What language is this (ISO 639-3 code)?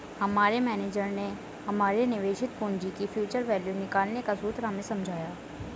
hin